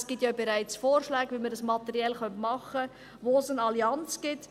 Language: Swiss German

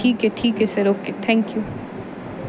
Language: Punjabi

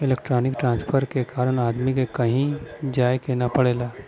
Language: Bhojpuri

